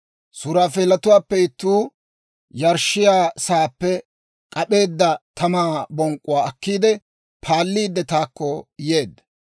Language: Dawro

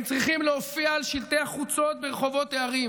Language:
Hebrew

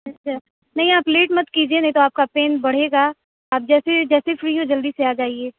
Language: Urdu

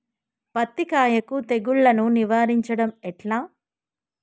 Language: Telugu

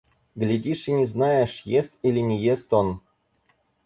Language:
Russian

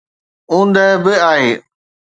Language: Sindhi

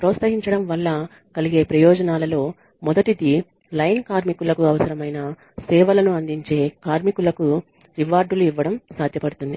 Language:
Telugu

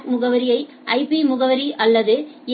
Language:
Tamil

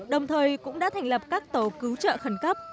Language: Vietnamese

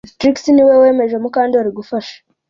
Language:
Kinyarwanda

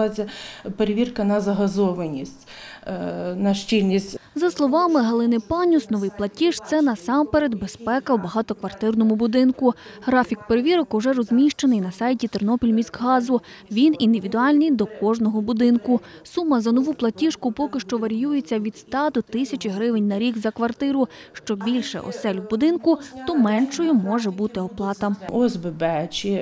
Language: Ukrainian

